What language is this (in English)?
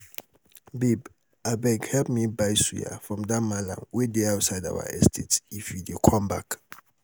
Nigerian Pidgin